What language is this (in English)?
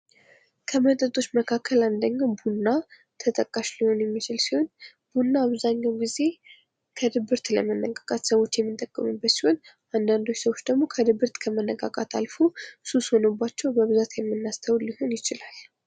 Amharic